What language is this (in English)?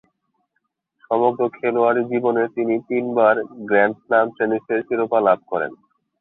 Bangla